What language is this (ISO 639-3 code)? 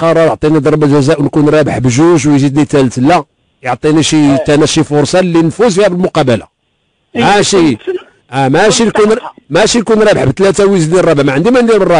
ara